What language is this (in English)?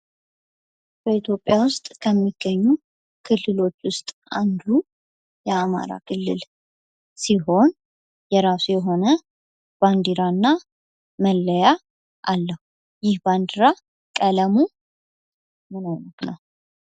Amharic